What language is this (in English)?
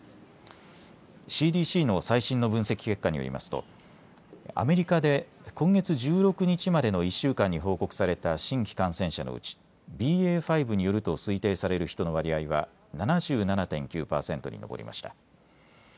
Japanese